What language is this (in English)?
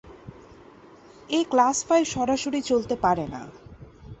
Bangla